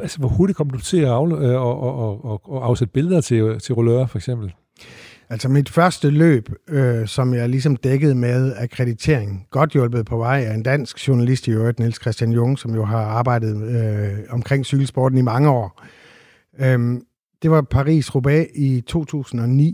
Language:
Danish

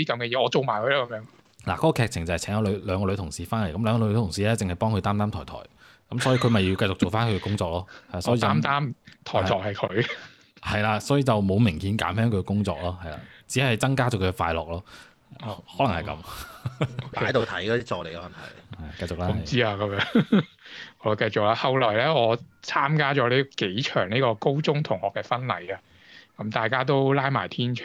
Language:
Chinese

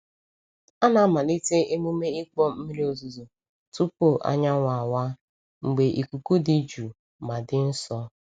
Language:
Igbo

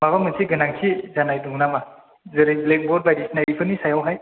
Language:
Bodo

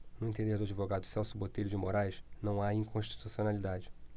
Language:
Portuguese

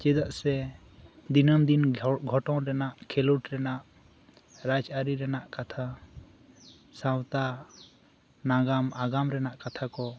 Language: Santali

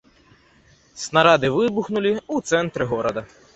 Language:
Belarusian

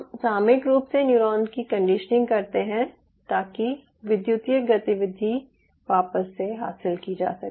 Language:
Hindi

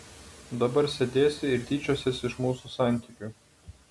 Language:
Lithuanian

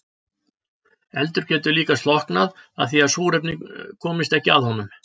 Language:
Icelandic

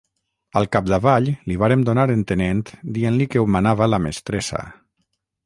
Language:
Catalan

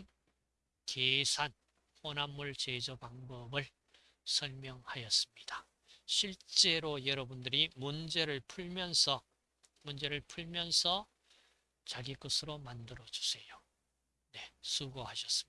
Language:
Korean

